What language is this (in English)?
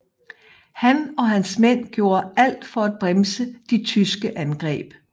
Danish